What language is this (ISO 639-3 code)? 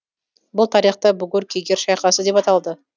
kaz